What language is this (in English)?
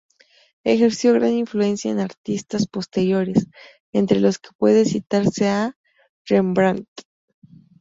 Spanish